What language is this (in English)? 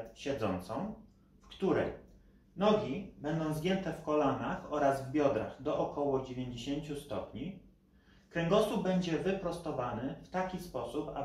Polish